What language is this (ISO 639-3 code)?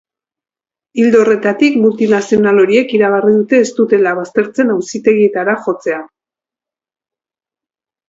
eus